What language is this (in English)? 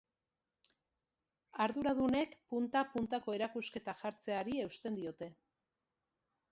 Basque